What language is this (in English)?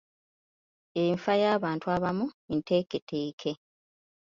Ganda